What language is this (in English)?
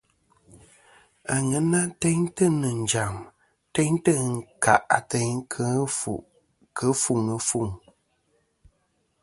Kom